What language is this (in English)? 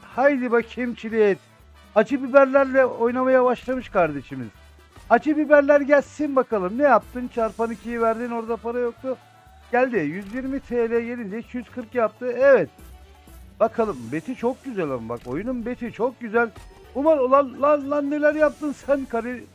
Turkish